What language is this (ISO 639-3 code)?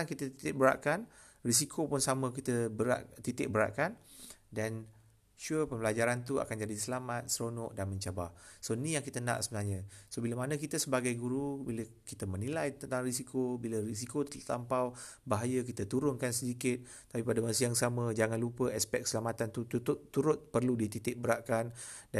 msa